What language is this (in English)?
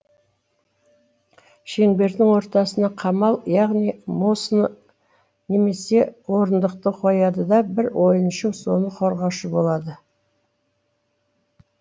Kazakh